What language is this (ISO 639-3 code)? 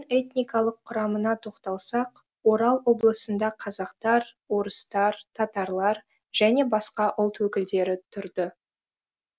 kaz